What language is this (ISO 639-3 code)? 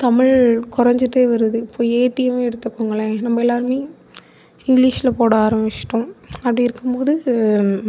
tam